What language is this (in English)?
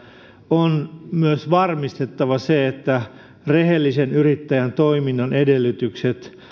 Finnish